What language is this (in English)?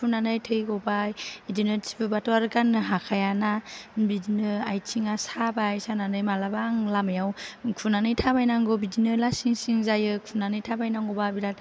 Bodo